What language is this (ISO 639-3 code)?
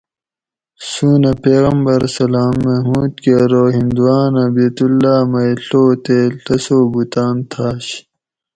gwc